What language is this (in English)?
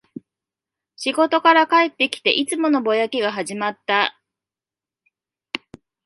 Japanese